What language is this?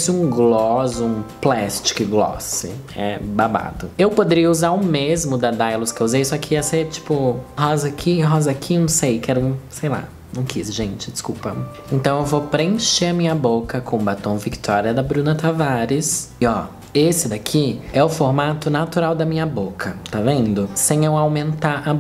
Portuguese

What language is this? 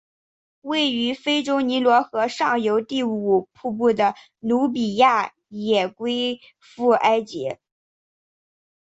Chinese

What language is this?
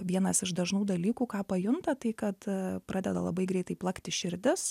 Lithuanian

